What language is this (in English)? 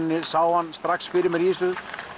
Icelandic